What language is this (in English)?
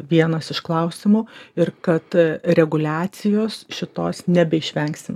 Lithuanian